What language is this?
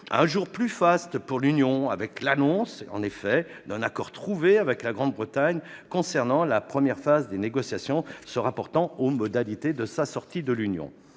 French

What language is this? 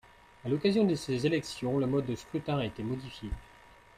French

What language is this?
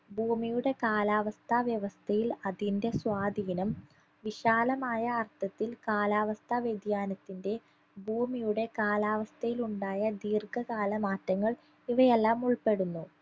Malayalam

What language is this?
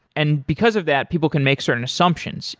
English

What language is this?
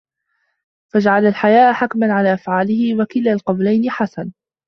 Arabic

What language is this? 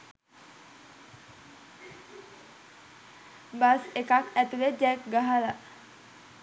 Sinhala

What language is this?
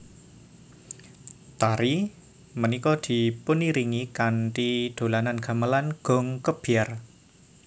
Javanese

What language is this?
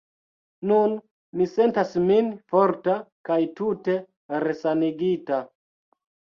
Esperanto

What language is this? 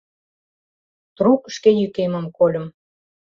Mari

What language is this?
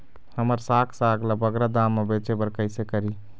Chhattisgarhi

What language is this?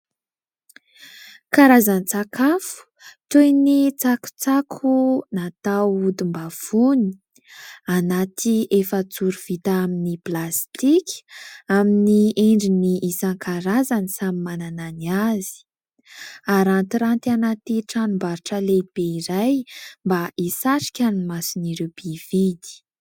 Malagasy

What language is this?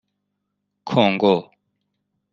Persian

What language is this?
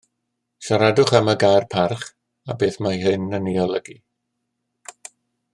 Welsh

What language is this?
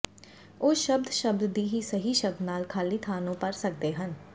Punjabi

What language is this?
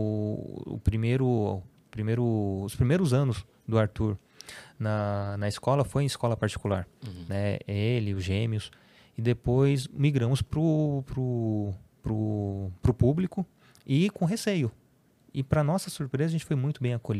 Portuguese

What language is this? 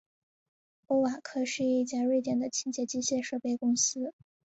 Chinese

